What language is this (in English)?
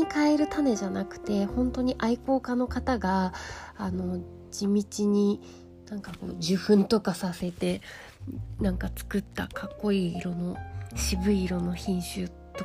Japanese